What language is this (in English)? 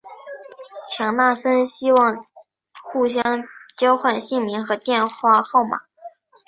Chinese